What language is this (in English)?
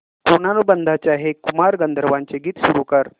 Marathi